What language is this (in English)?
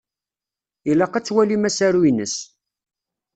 Kabyle